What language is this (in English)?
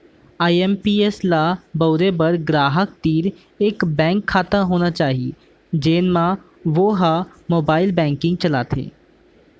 Chhattisgarhi